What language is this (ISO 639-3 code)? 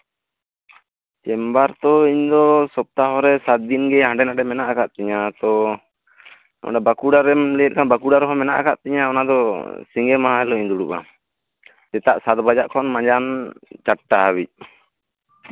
sat